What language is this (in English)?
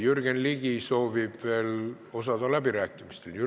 Estonian